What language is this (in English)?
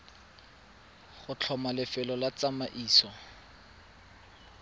Tswana